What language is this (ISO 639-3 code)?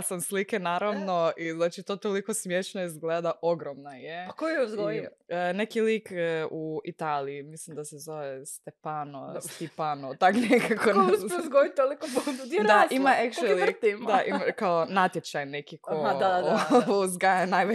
hrv